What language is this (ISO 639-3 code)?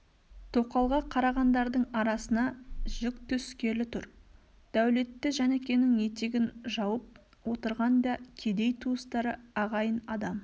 kaz